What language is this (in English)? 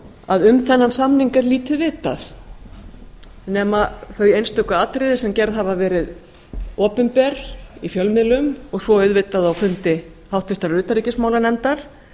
Icelandic